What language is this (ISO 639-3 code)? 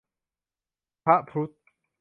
tha